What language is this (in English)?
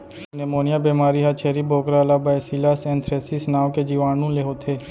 Chhattisgarhi